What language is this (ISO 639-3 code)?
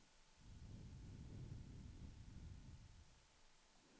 swe